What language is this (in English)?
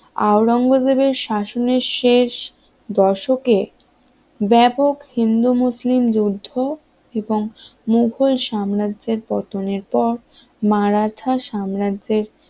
Bangla